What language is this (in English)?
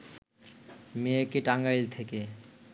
Bangla